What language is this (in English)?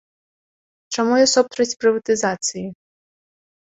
Belarusian